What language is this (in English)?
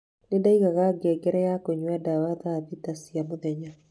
Kikuyu